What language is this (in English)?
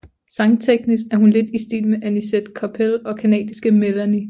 Danish